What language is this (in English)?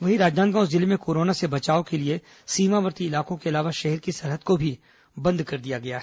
Hindi